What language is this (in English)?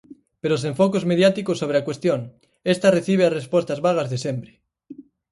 Galician